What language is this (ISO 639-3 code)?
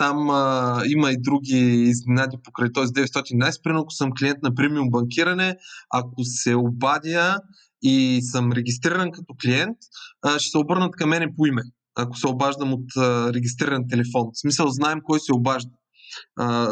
bul